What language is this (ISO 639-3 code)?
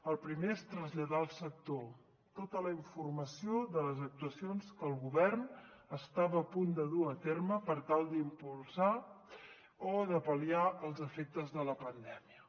cat